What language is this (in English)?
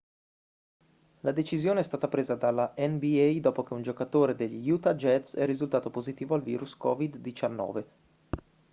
Italian